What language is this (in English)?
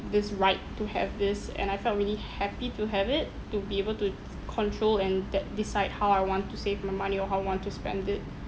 English